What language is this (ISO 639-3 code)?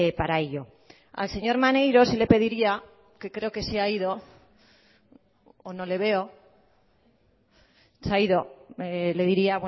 spa